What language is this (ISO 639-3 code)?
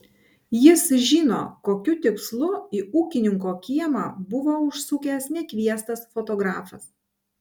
lit